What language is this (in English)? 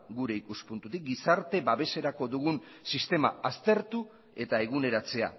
Basque